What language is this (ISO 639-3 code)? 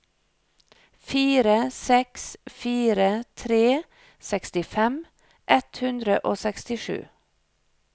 nor